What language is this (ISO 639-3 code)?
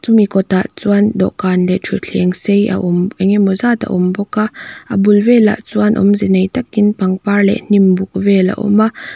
lus